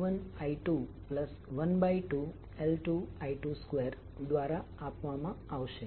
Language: Gujarati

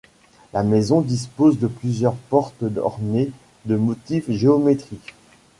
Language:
French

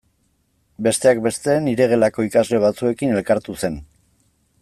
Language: Basque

